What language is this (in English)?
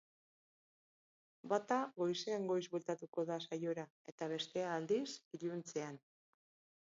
Basque